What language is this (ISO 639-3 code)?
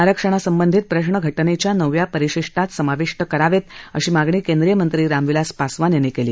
mar